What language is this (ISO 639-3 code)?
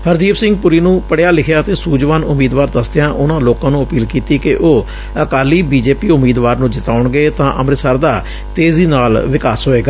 pan